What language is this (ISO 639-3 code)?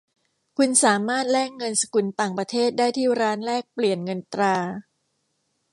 tha